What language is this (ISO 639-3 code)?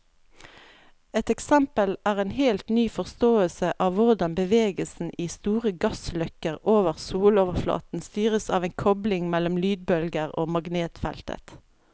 nor